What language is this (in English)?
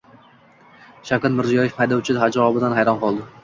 Uzbek